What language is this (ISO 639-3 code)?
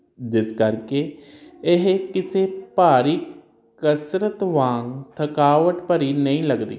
pan